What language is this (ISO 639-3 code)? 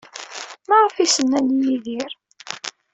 kab